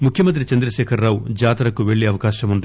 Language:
Telugu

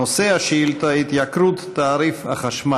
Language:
Hebrew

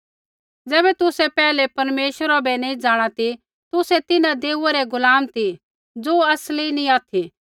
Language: Kullu Pahari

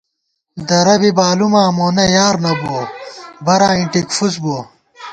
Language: Gawar-Bati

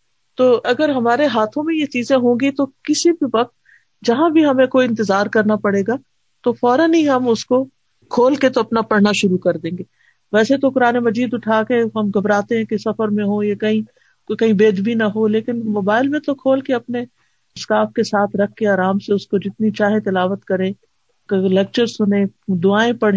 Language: Urdu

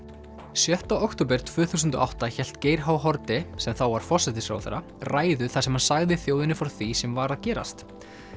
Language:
Icelandic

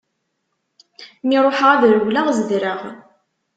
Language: Kabyle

